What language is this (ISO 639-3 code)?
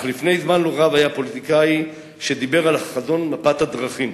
heb